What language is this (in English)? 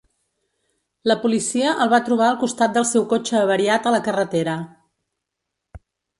Catalan